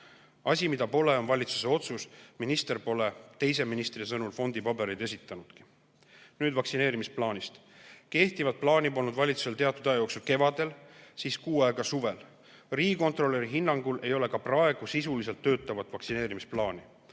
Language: Estonian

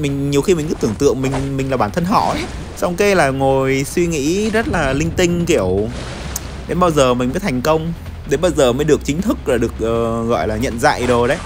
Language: Vietnamese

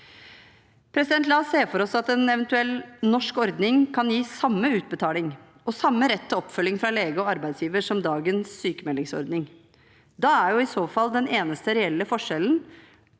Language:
Norwegian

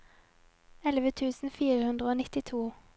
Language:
Norwegian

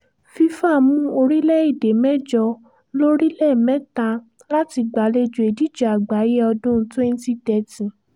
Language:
Yoruba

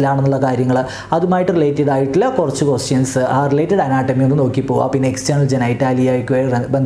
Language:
English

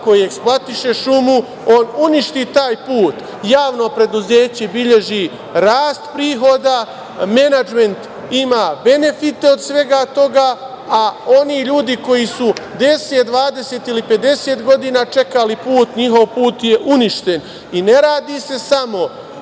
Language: Serbian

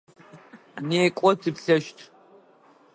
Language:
Adyghe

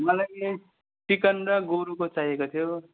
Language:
Nepali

